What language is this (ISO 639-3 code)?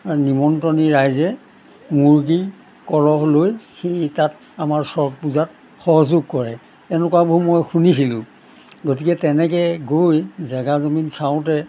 asm